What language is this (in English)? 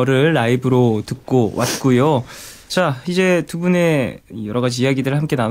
Korean